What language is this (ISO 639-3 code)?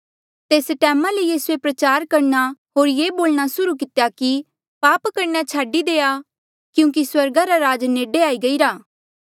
mjl